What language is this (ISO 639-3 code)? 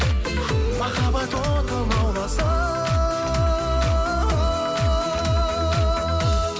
kaz